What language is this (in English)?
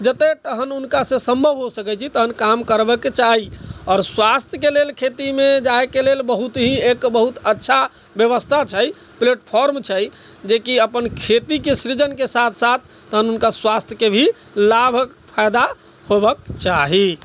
Maithili